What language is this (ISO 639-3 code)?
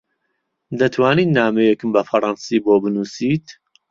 ckb